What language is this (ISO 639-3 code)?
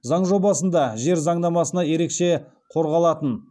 kaz